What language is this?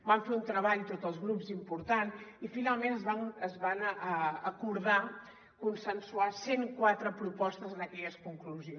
Catalan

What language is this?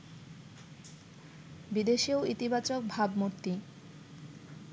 Bangla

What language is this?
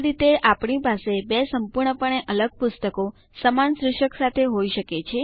Gujarati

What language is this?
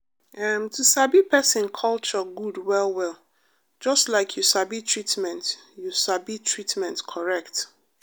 Nigerian Pidgin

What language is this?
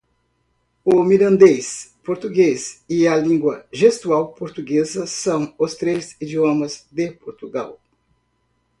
Portuguese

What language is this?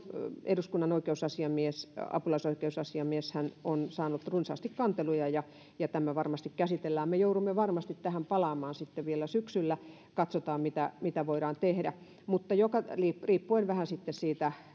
Finnish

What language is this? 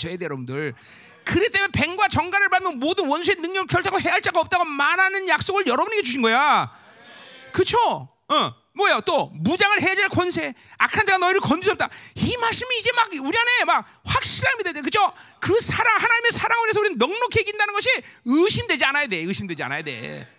Korean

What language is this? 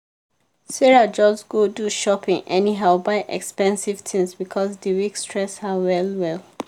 Nigerian Pidgin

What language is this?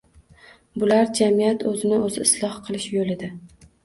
Uzbek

